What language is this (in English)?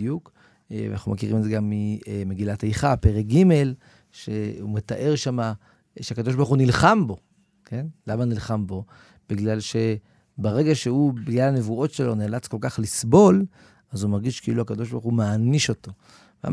Hebrew